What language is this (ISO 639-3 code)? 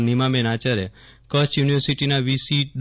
guj